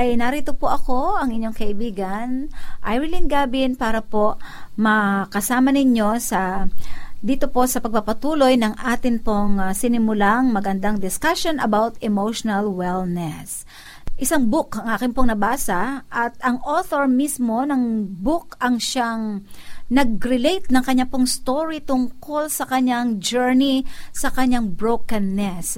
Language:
Filipino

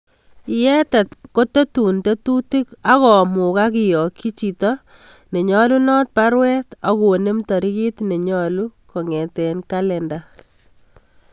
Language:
Kalenjin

